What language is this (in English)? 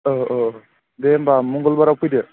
Bodo